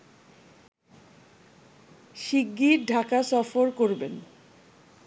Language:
Bangla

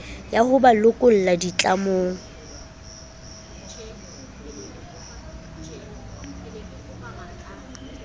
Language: Southern Sotho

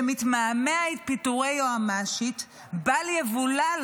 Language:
Hebrew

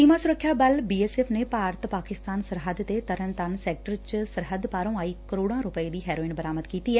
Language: Punjabi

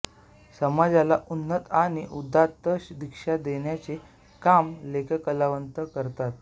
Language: Marathi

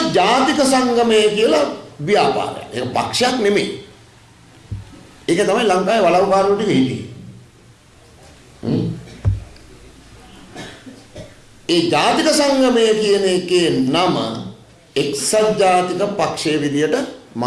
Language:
Indonesian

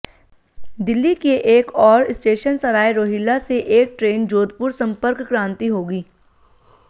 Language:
Hindi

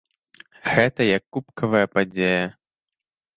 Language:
Belarusian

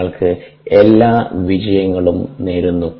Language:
Malayalam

